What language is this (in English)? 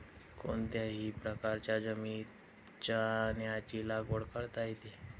Marathi